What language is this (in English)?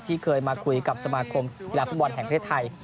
Thai